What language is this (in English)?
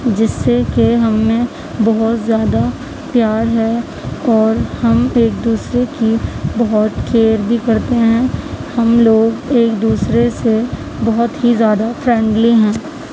Urdu